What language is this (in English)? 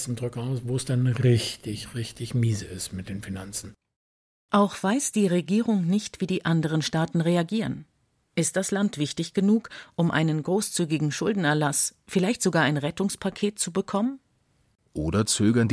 German